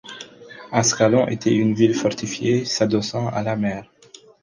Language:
French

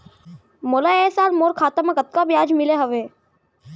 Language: Chhattisgarhi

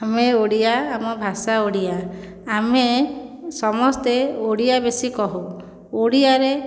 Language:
Odia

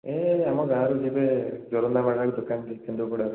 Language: Odia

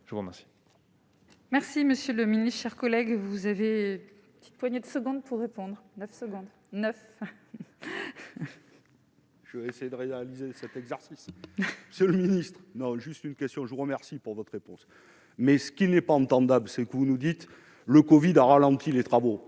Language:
French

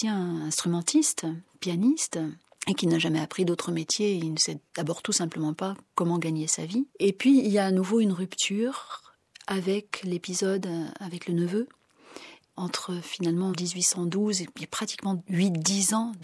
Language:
French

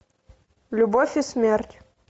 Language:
Russian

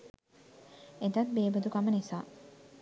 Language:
Sinhala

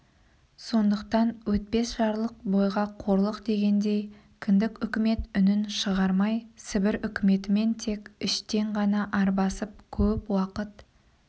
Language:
Kazakh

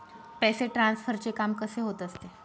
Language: Marathi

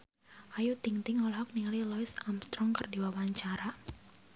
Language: Sundanese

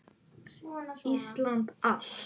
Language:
Icelandic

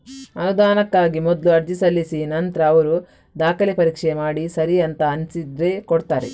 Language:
Kannada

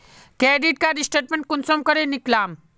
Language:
Magahi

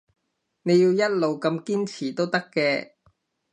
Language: Cantonese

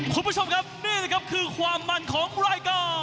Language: Thai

